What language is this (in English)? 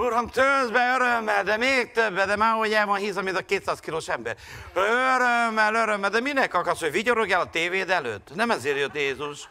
Hungarian